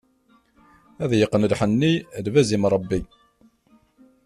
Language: Kabyle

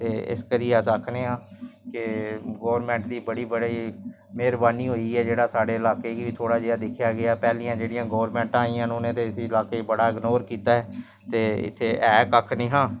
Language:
Dogri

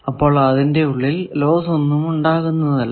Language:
Malayalam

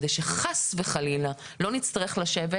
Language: Hebrew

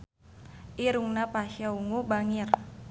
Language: Sundanese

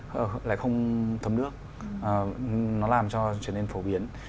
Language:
Vietnamese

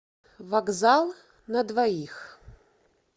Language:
Russian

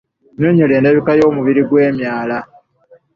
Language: Ganda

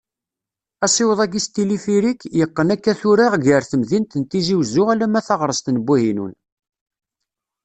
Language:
Kabyle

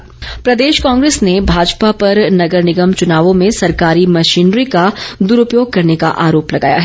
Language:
Hindi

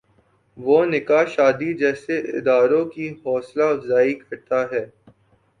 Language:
Urdu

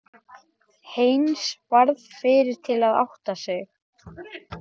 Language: Icelandic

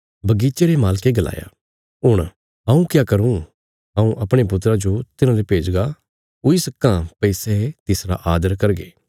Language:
Bilaspuri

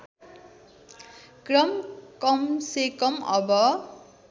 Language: Nepali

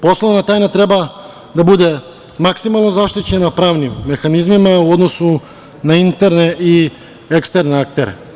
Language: Serbian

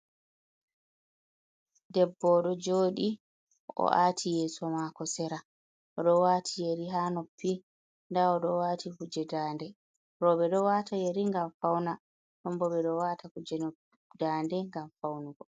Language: Fula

